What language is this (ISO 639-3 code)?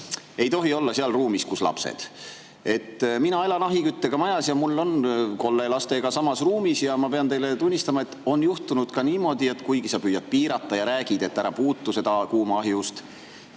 est